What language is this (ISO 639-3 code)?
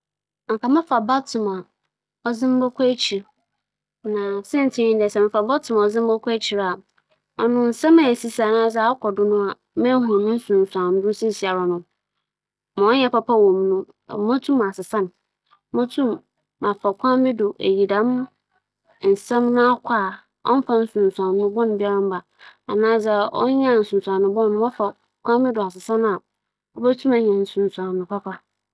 aka